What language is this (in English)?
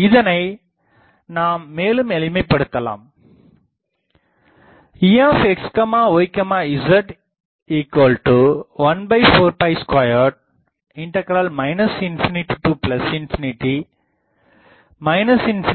Tamil